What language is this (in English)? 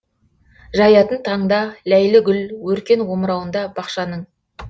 Kazakh